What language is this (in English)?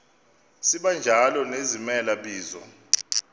Xhosa